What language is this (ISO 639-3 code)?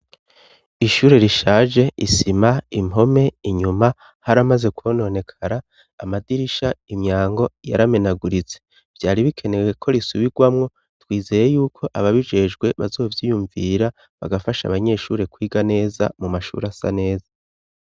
run